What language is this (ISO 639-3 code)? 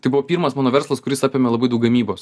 lit